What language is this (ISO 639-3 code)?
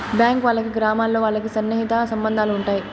tel